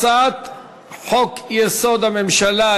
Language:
Hebrew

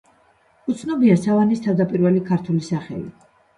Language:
Georgian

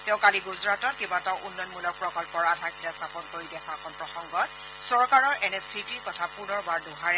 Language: Assamese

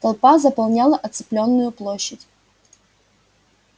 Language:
Russian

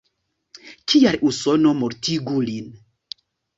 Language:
Esperanto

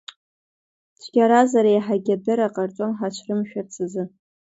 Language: Abkhazian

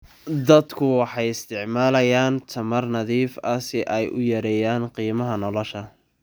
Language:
Somali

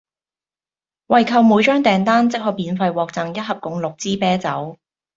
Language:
Cantonese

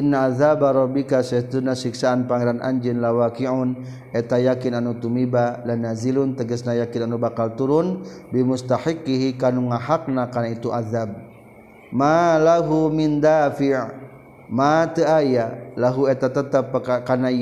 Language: Malay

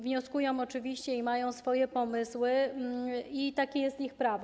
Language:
Polish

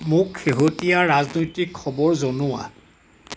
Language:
Assamese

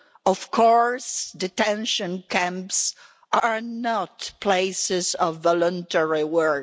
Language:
English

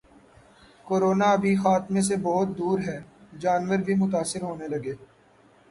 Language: Urdu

